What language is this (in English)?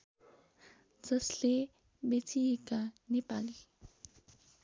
Nepali